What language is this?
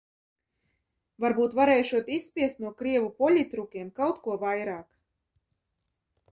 Latvian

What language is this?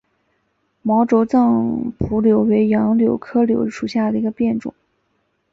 Chinese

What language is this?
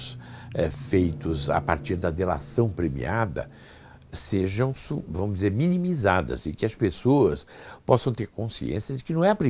Portuguese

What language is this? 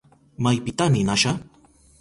Southern Pastaza Quechua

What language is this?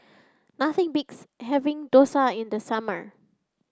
English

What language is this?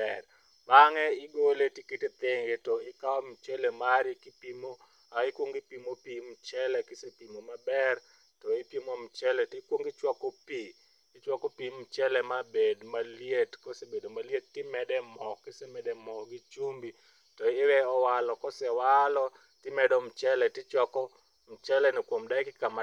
Luo (Kenya and Tanzania)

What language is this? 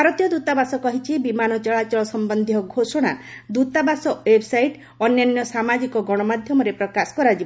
Odia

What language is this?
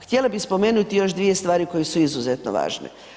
Croatian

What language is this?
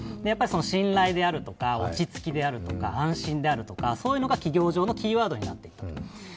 Japanese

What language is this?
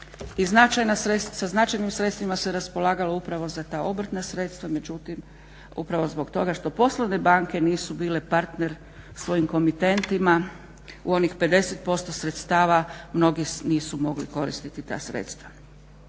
Croatian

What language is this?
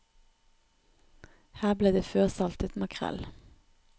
Norwegian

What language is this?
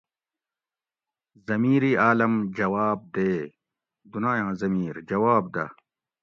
Gawri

